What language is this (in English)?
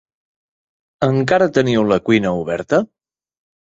Catalan